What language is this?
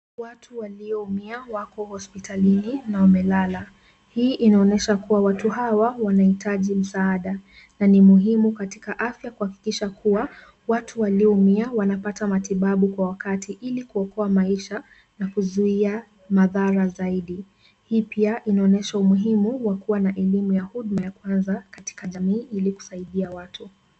Swahili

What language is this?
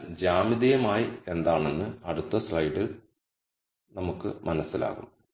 Malayalam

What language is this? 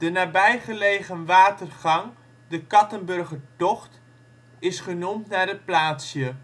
Dutch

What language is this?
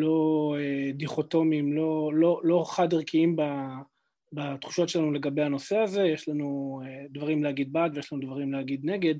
Hebrew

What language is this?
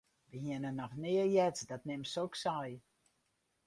Western Frisian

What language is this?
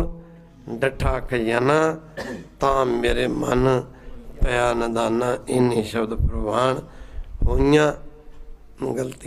Arabic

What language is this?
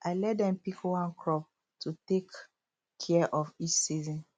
Nigerian Pidgin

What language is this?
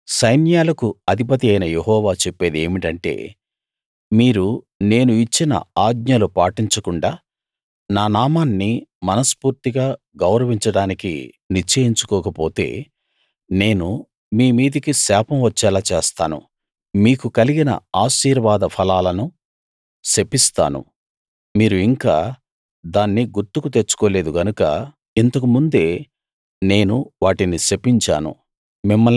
Telugu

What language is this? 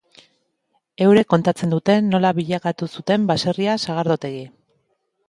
Basque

